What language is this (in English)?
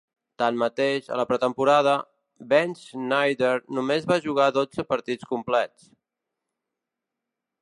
Catalan